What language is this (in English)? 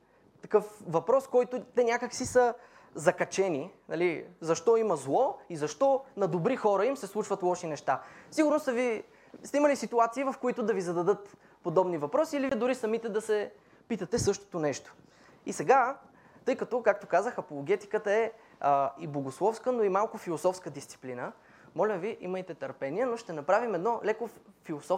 Bulgarian